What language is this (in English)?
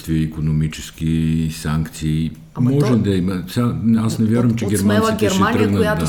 Bulgarian